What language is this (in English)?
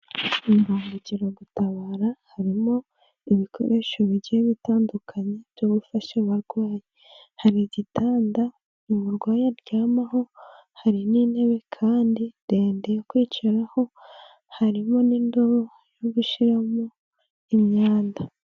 Kinyarwanda